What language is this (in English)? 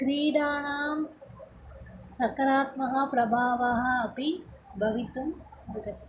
Sanskrit